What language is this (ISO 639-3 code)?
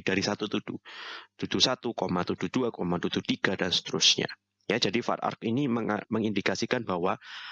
ind